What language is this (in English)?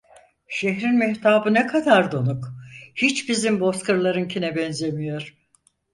Turkish